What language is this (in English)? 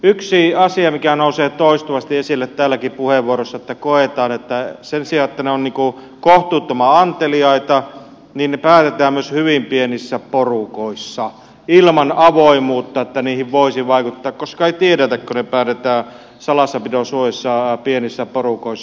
Finnish